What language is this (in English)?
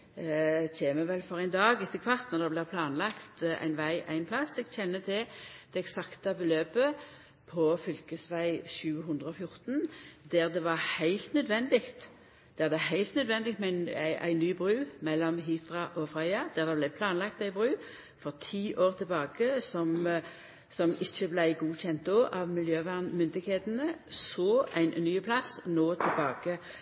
Norwegian Nynorsk